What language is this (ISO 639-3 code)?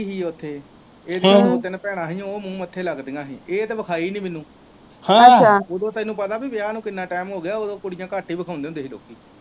pan